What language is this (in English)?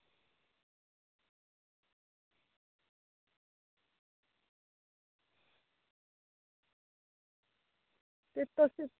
Dogri